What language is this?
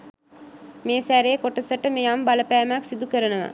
Sinhala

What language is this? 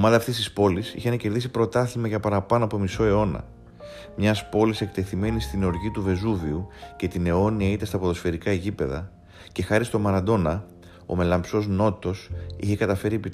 Greek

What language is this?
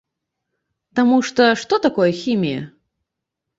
Belarusian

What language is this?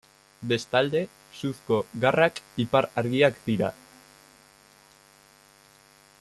Basque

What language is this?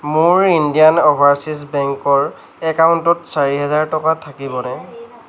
Assamese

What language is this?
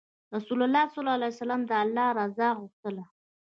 Pashto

